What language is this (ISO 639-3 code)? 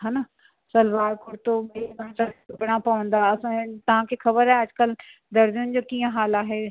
snd